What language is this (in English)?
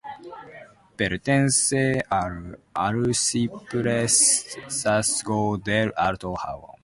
Spanish